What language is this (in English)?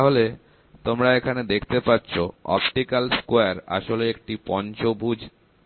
Bangla